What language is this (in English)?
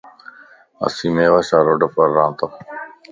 Lasi